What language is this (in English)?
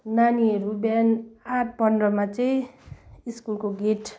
Nepali